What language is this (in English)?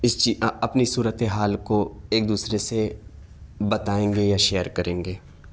Urdu